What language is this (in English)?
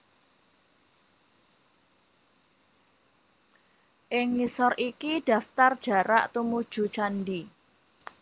Javanese